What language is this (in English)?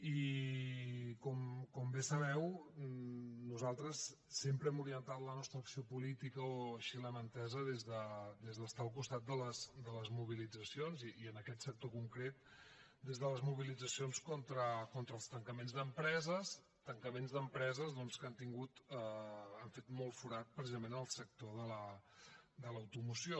Catalan